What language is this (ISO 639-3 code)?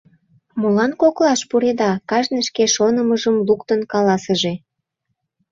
chm